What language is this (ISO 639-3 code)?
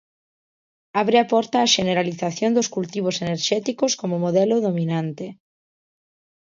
glg